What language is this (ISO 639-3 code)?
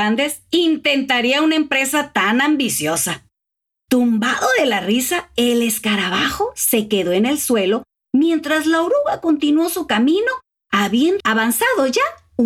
spa